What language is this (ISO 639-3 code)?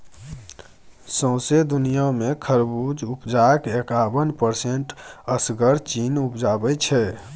mai